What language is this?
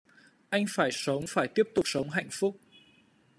Vietnamese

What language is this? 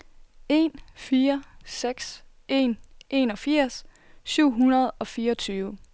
Danish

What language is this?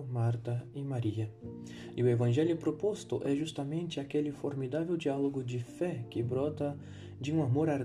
Portuguese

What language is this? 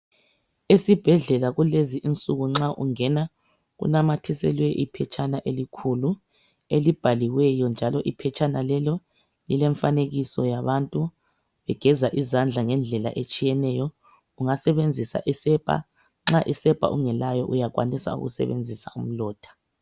North Ndebele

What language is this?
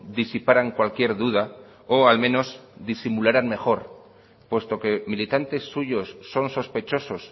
Spanish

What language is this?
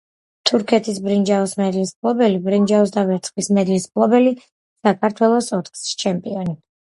Georgian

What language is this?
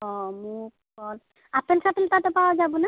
Assamese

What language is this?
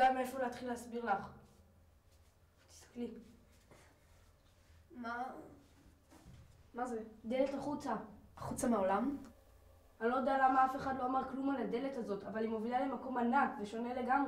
Hebrew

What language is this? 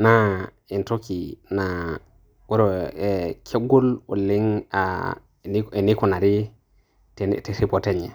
Masai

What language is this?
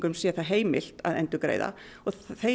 Icelandic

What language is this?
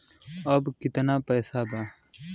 Bhojpuri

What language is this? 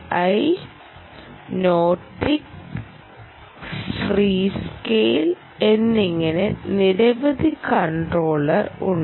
Malayalam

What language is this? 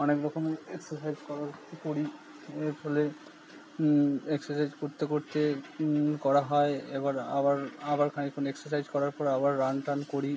Bangla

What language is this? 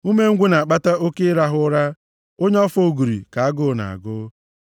Igbo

